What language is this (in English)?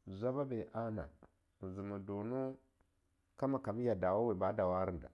Longuda